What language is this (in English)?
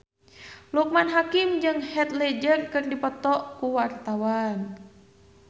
Sundanese